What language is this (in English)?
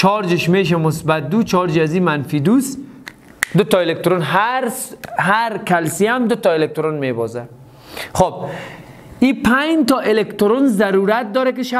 Persian